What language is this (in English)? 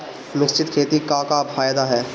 Bhojpuri